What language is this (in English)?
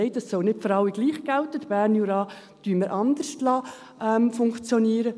Swiss German